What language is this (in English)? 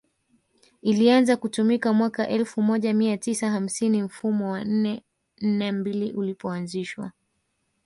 Swahili